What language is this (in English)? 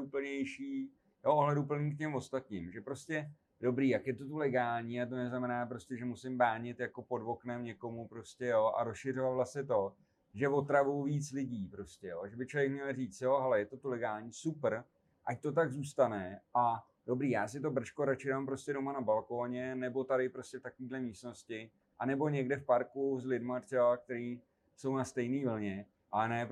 Czech